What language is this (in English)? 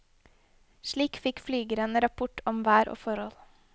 Norwegian